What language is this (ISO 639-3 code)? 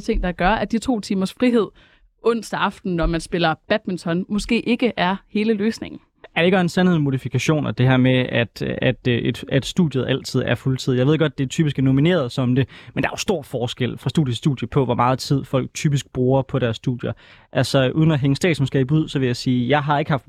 dan